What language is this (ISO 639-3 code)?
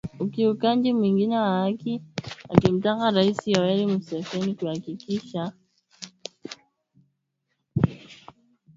swa